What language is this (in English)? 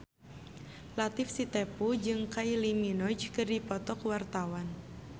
Sundanese